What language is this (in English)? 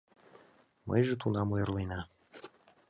Mari